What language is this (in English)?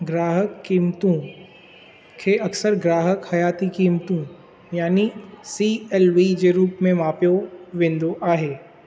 Sindhi